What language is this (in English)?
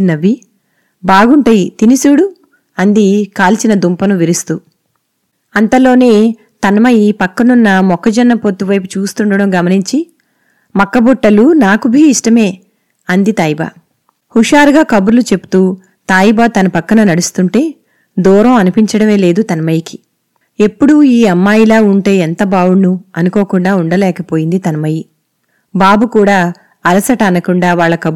Telugu